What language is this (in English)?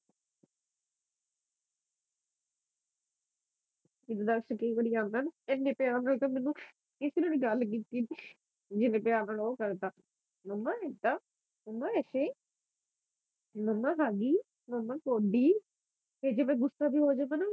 Punjabi